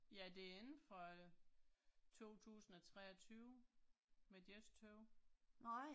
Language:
Danish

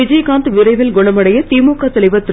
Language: Tamil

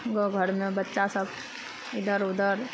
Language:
Maithili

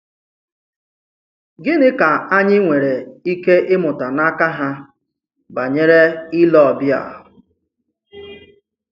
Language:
Igbo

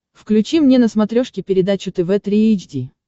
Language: Russian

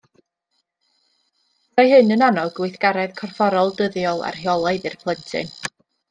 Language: Welsh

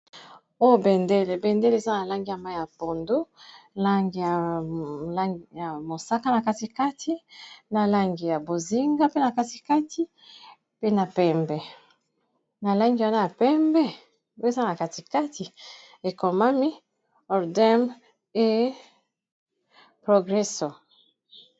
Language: Lingala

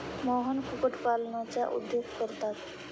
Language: Marathi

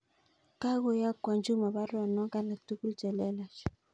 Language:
Kalenjin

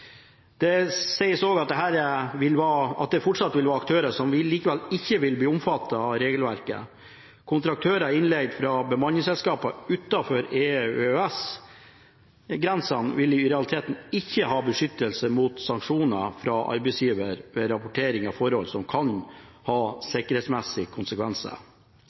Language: Norwegian Bokmål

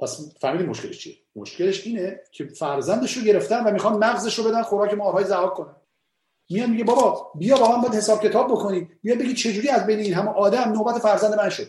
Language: Persian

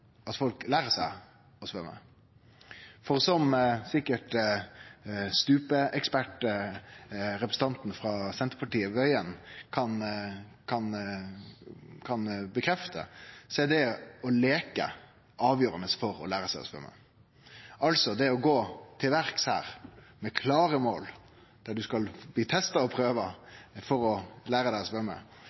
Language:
Norwegian Nynorsk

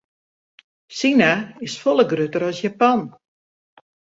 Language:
Western Frisian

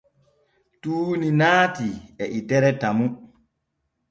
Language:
Borgu Fulfulde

